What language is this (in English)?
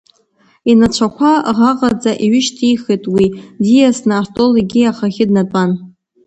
Abkhazian